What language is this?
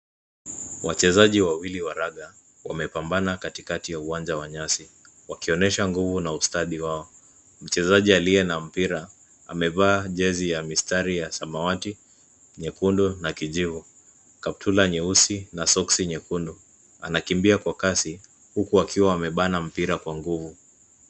Swahili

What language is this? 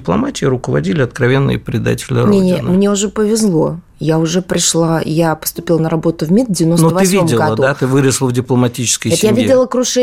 Russian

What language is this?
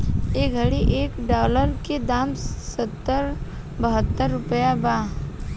Bhojpuri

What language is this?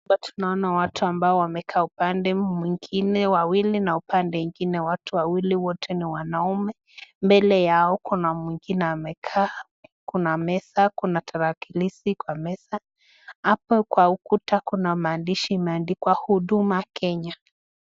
Swahili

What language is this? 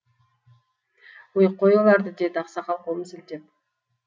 Kazakh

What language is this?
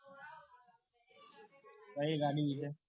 Gujarati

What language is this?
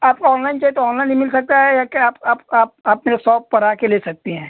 Hindi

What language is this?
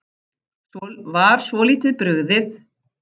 Icelandic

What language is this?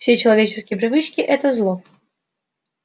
Russian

